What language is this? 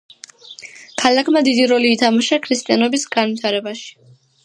Georgian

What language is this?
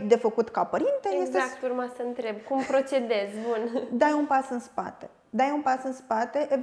Romanian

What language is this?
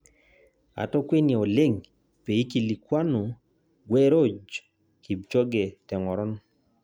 Masai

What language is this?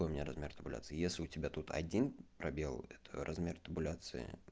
Russian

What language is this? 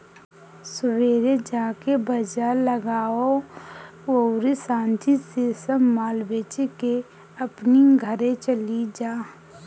Bhojpuri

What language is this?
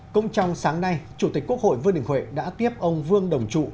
Vietnamese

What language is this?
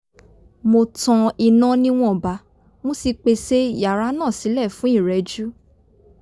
Yoruba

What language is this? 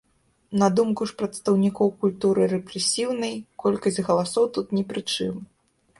Belarusian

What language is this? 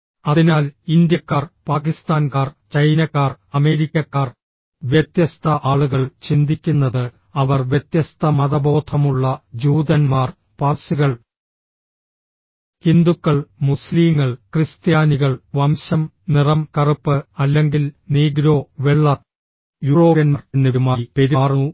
Malayalam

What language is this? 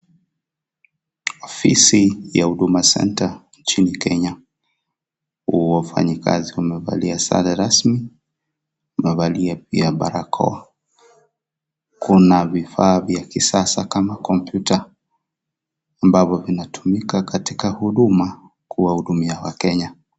Swahili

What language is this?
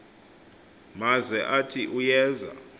Xhosa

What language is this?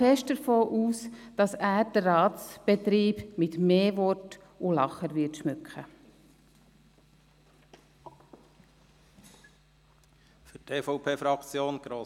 Swiss German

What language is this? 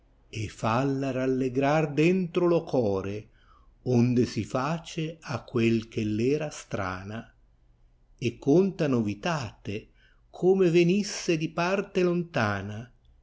Italian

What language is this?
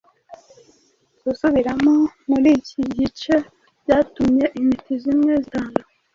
Kinyarwanda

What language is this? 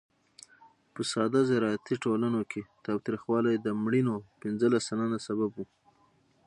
Pashto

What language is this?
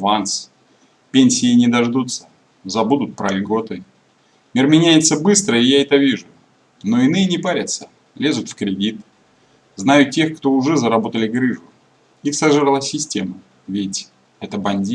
Russian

